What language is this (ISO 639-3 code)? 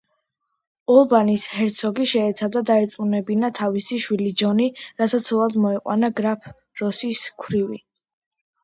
kat